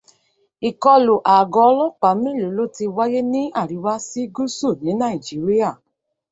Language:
Yoruba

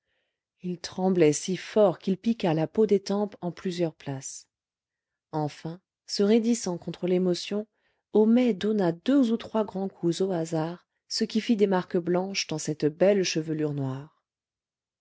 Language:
French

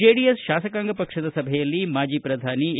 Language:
Kannada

